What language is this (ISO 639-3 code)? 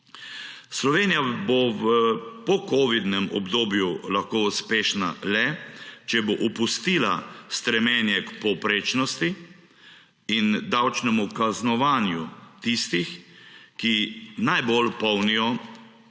slv